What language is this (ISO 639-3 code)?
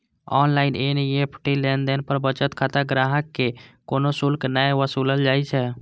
mai